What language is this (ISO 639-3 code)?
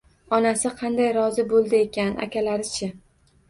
uzb